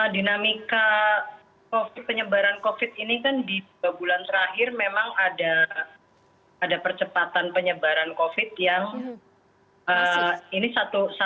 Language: Indonesian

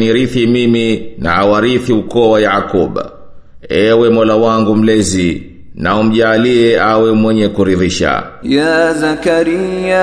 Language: Swahili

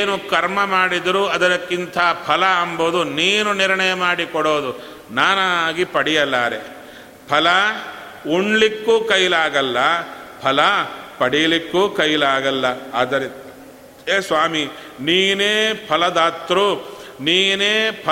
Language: Kannada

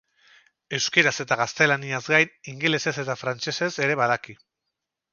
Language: Basque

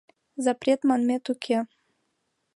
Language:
Mari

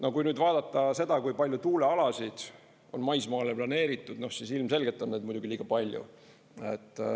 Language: Estonian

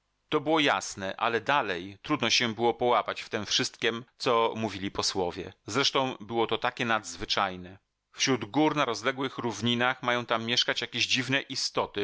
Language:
Polish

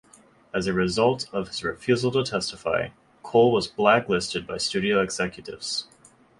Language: English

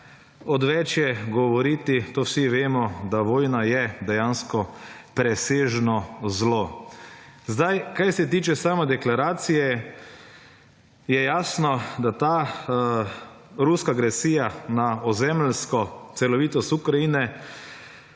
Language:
Slovenian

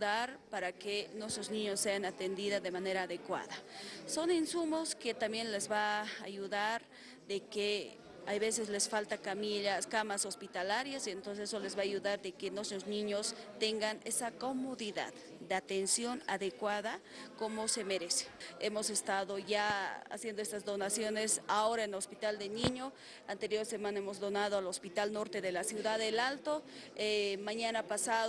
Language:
Spanish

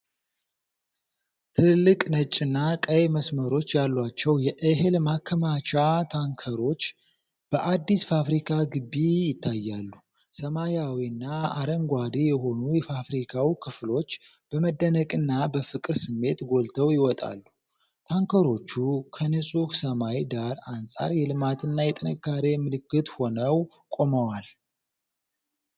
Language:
Amharic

